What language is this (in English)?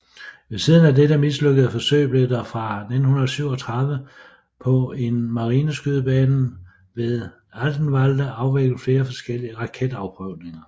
Danish